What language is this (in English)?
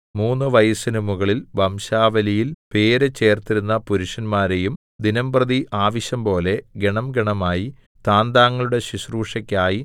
Malayalam